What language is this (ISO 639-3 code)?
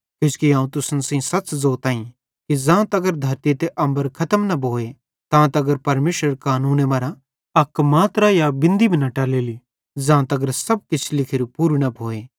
bhd